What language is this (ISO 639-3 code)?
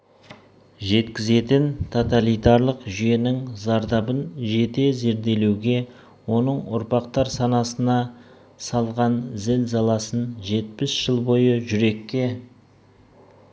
kaz